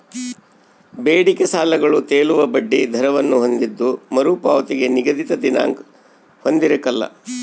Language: Kannada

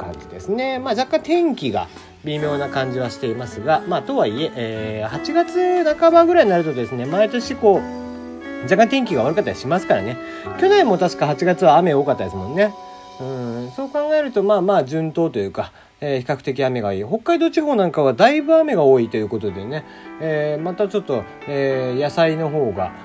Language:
Japanese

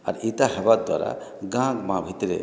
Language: Odia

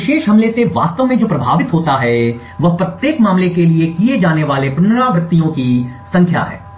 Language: Hindi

